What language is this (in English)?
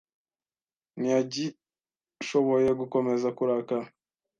Kinyarwanda